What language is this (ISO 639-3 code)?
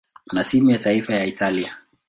swa